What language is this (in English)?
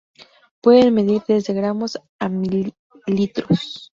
Spanish